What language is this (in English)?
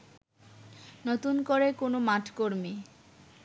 Bangla